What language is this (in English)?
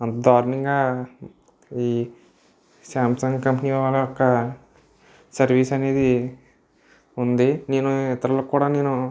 Telugu